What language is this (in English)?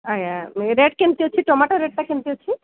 Odia